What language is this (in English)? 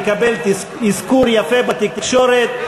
Hebrew